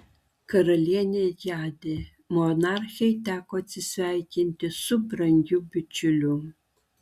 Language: Lithuanian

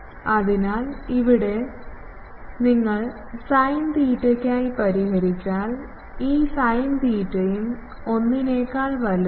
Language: Malayalam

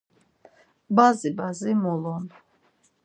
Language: Laz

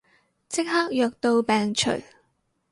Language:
Cantonese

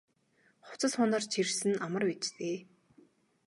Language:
Mongolian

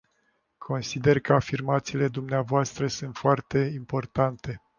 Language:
Romanian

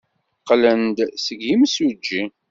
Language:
Kabyle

